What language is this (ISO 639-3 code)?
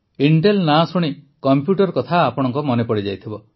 ori